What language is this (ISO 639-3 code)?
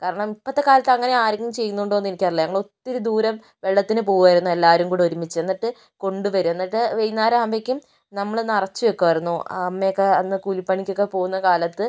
mal